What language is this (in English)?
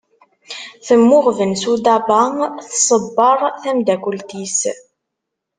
Kabyle